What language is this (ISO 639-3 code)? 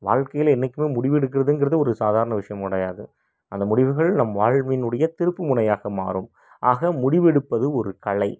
tam